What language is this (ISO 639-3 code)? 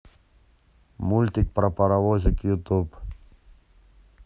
rus